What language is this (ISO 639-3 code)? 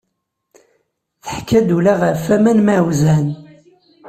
kab